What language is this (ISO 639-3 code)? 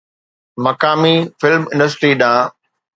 snd